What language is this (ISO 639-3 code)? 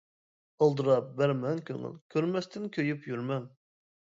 uig